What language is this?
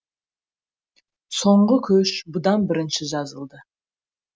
Kazakh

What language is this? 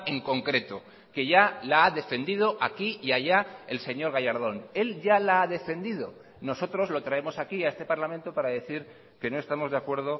Spanish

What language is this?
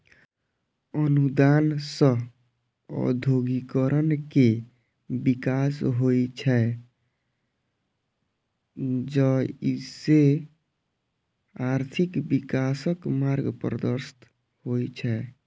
Maithili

